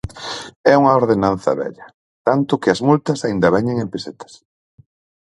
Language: Galician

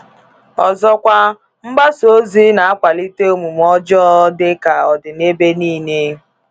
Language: Igbo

